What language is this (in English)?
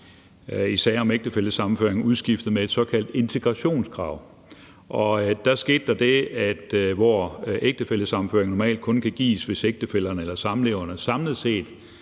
Danish